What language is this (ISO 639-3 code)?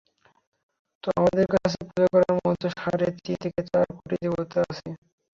ben